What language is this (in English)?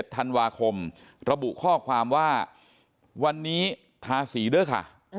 Thai